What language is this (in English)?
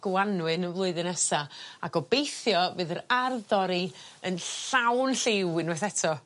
Welsh